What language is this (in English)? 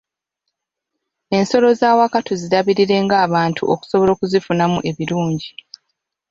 Ganda